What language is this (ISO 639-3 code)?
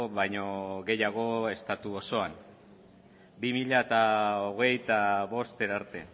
eus